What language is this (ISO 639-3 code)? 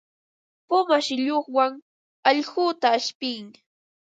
qva